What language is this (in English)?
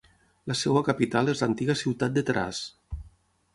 Catalan